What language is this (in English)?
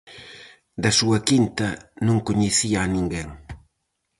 Galician